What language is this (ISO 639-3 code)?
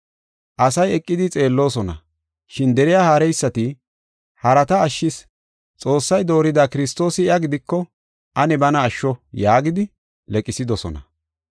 gof